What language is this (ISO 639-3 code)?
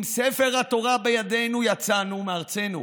heb